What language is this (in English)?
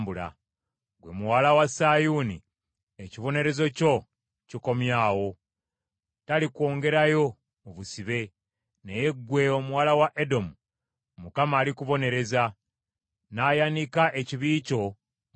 Ganda